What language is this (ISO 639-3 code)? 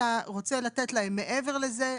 heb